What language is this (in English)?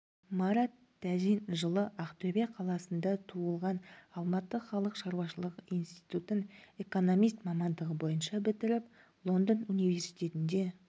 Kazakh